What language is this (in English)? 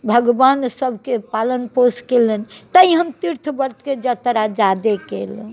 Maithili